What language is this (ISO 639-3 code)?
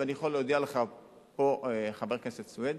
heb